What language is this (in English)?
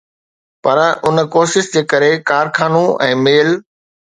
Sindhi